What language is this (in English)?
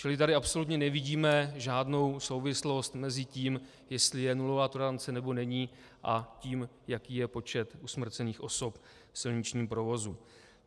Czech